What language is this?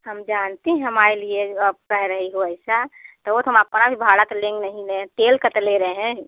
Hindi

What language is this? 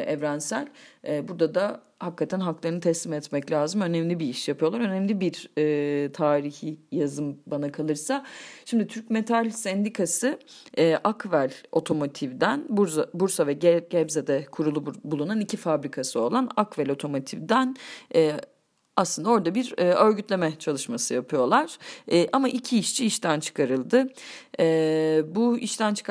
Turkish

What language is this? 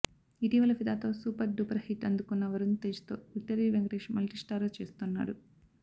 Telugu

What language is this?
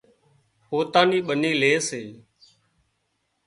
Wadiyara Koli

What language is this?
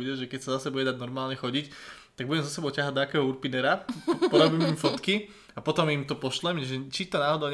Slovak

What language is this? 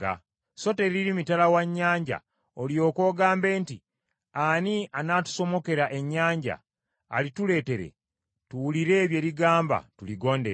Ganda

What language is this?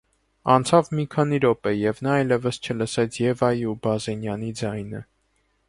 Armenian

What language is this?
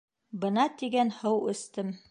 Bashkir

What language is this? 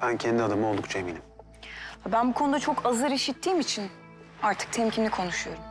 Turkish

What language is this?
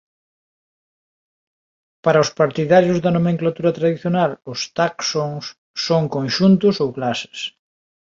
Galician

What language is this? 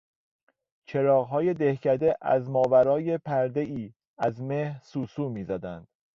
Persian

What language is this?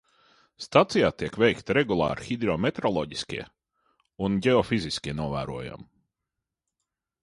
Latvian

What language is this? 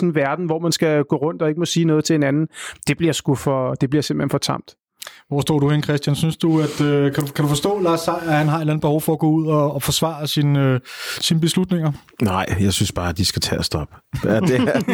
Danish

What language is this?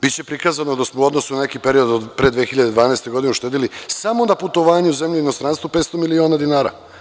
Serbian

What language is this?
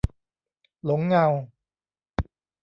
Thai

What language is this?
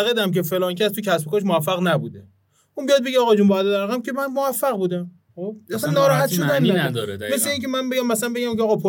Persian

